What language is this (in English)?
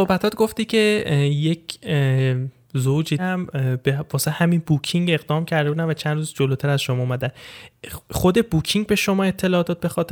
Persian